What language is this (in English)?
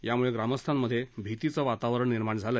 Marathi